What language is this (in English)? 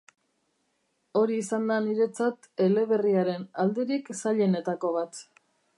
Basque